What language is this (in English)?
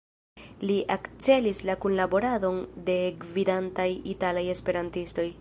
Esperanto